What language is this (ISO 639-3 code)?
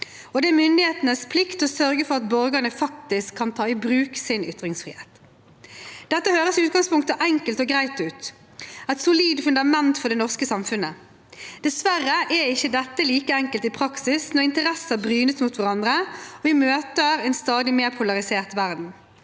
nor